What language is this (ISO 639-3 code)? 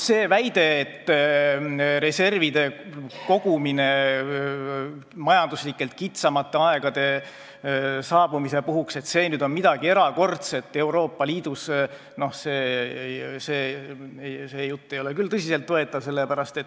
est